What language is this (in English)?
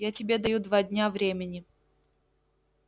Russian